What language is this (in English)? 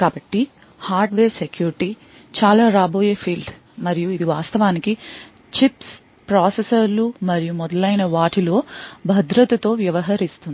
Telugu